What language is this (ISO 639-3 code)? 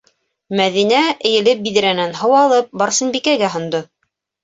bak